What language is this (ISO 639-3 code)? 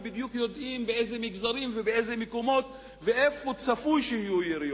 heb